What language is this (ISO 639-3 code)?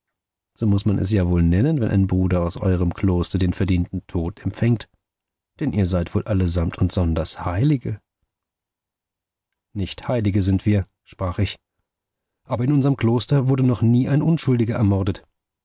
deu